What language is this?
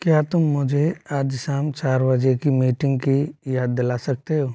Hindi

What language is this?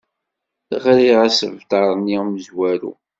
Kabyle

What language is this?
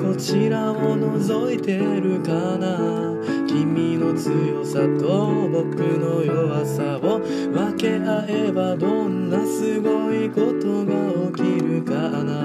Japanese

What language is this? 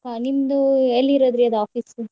Kannada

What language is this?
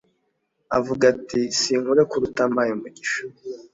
Kinyarwanda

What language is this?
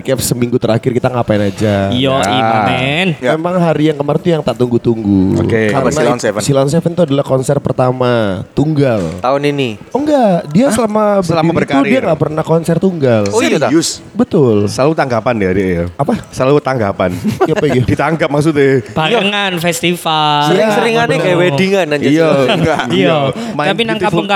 Indonesian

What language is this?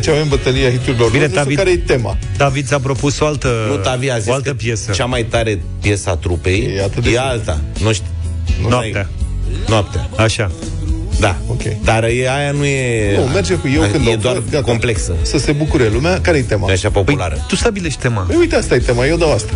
Romanian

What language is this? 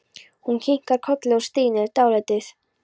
Icelandic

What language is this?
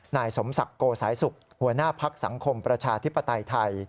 Thai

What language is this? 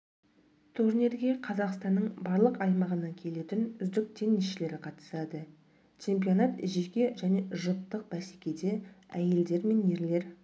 Kazakh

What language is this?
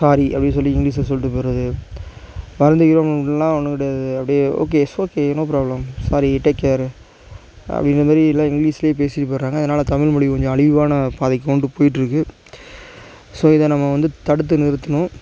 Tamil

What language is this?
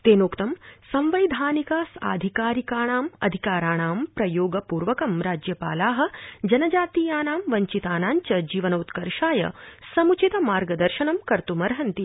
Sanskrit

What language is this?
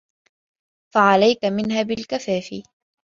Arabic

